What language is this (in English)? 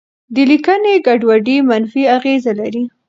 Pashto